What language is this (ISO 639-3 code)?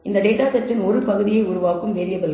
tam